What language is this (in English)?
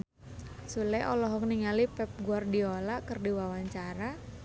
Sundanese